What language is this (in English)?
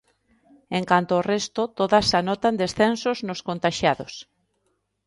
Galician